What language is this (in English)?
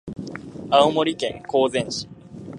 Japanese